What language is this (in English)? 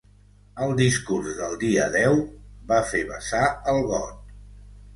Catalan